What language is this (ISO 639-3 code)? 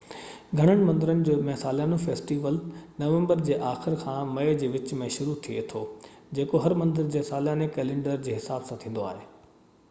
snd